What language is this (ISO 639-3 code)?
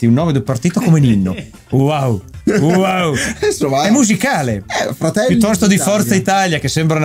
ita